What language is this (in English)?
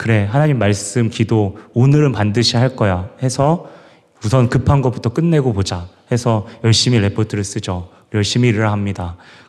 Korean